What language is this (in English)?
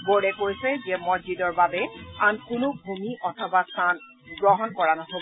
Assamese